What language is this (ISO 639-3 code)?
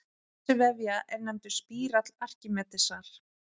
isl